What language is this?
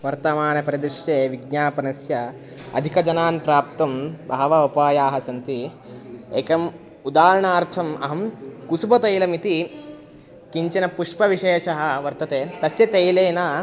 Sanskrit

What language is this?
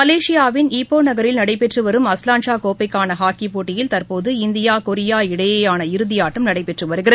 Tamil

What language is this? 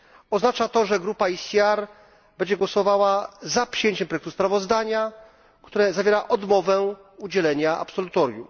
Polish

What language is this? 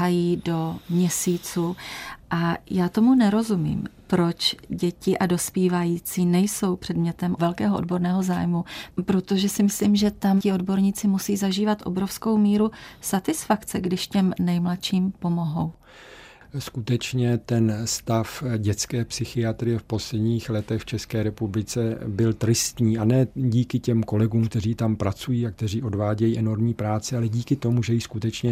Czech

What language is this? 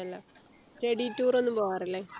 Malayalam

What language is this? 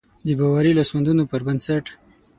Pashto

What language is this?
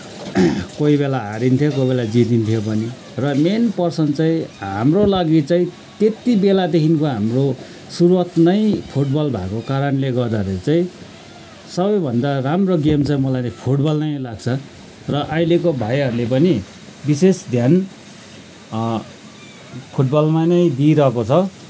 Nepali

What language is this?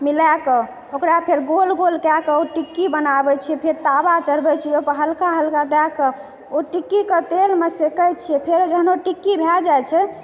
Maithili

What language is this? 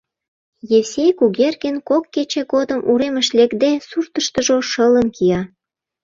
Mari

